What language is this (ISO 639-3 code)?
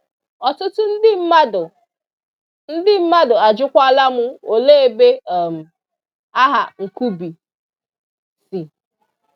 ibo